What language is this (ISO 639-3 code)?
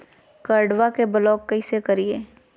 mag